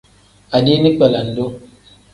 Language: Tem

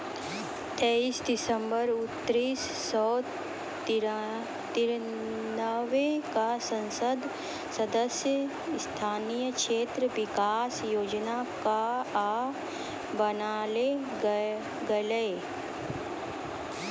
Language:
Maithili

